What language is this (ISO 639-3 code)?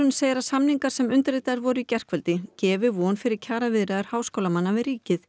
isl